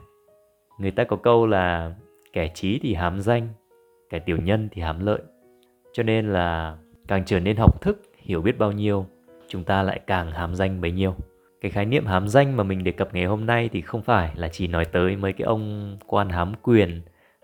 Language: Vietnamese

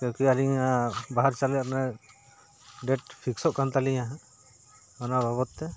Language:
Santali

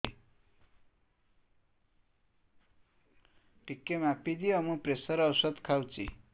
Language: Odia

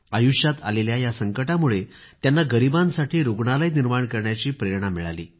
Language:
Marathi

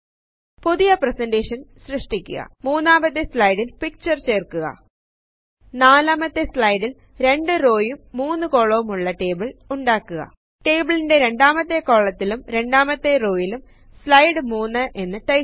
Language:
Malayalam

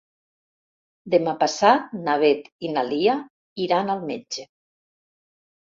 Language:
Catalan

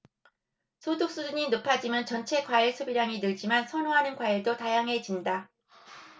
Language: Korean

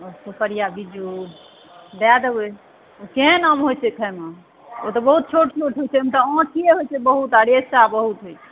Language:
Maithili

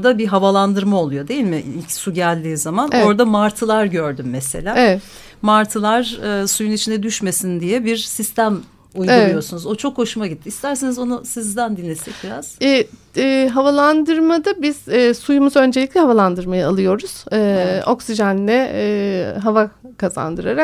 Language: Turkish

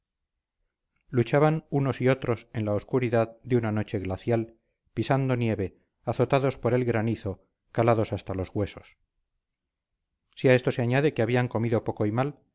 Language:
Spanish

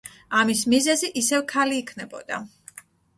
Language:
Georgian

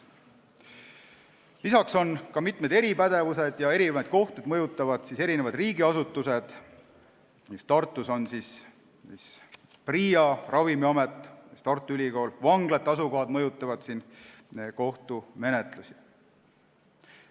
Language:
Estonian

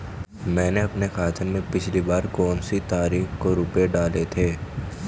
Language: Hindi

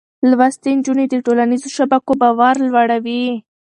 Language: Pashto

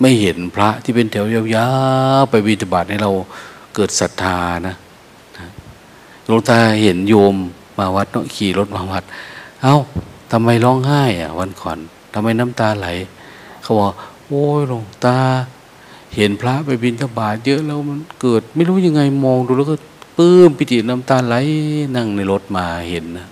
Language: Thai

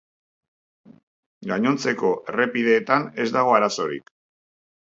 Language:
Basque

